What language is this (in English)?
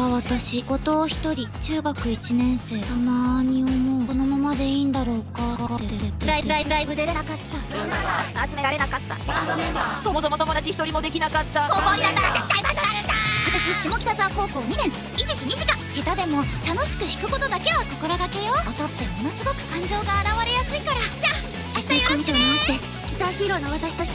Japanese